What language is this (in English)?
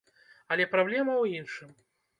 Belarusian